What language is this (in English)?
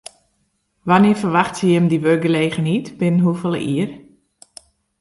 Western Frisian